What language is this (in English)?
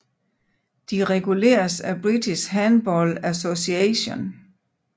Danish